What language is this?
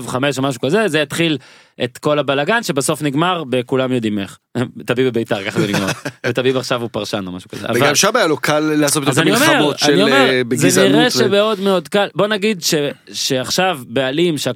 Hebrew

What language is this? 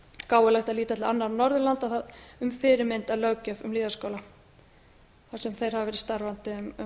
Icelandic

